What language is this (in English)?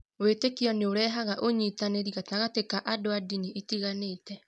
Kikuyu